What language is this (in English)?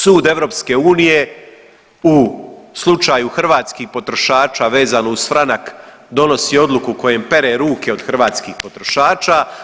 Croatian